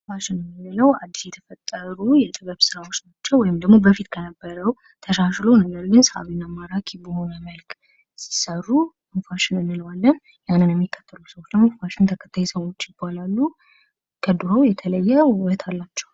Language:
Amharic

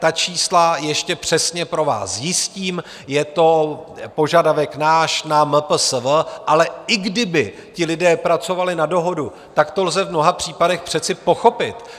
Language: Czech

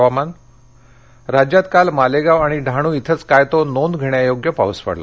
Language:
Marathi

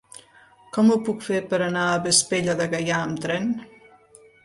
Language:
Catalan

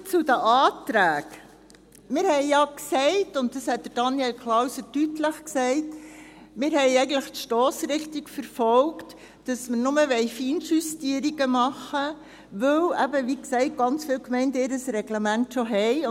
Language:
Swiss German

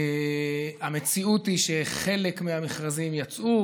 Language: Hebrew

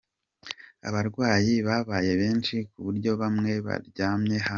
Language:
Kinyarwanda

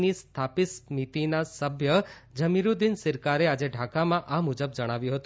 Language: Gujarati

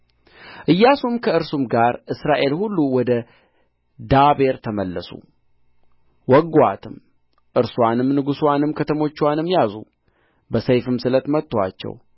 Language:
Amharic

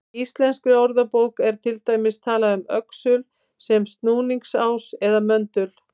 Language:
Icelandic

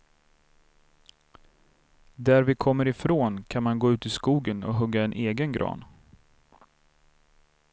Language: Swedish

